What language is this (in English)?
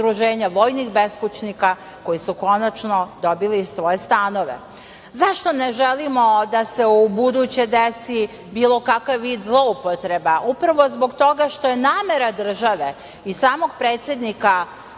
Serbian